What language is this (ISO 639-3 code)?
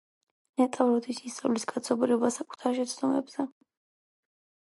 kat